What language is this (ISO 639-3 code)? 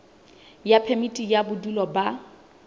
sot